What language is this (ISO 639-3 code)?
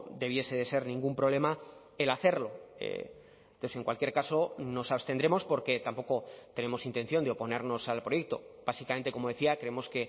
spa